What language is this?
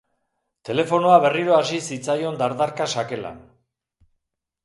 Basque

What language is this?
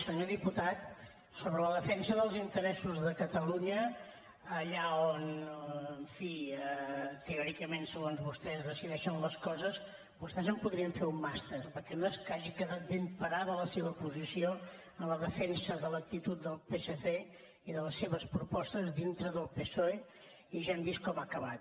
Catalan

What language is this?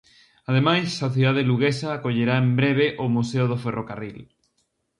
Galician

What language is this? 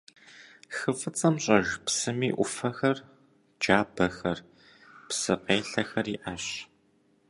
Kabardian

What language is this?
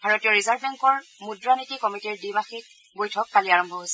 Assamese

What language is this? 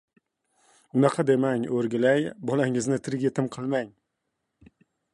Uzbek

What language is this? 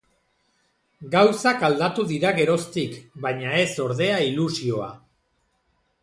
Basque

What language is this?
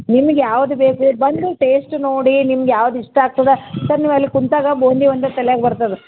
Kannada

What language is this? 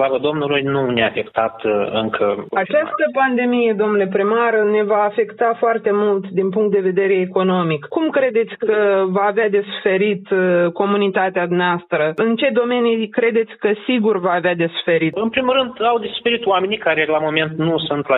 Romanian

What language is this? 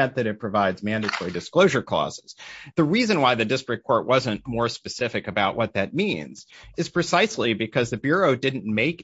English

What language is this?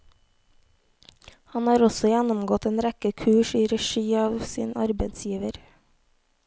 Norwegian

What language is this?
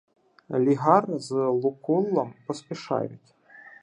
Ukrainian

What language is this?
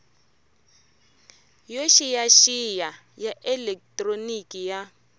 Tsonga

